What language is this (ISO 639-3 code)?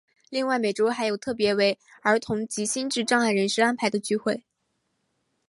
zho